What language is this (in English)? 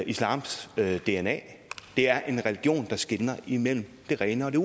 Danish